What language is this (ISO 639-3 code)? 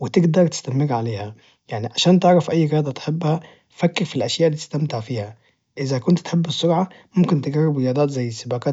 ars